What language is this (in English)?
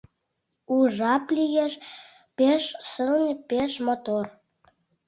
Mari